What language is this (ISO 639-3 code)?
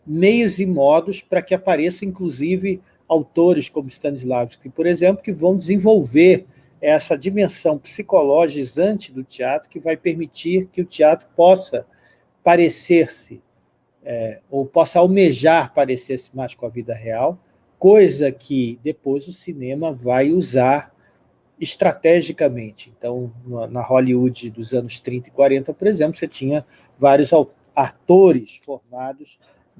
por